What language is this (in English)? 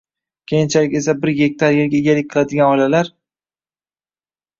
Uzbek